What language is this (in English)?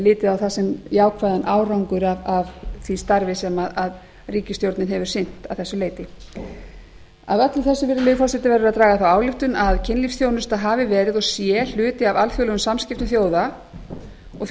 Icelandic